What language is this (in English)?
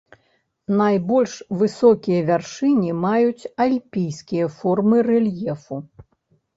Belarusian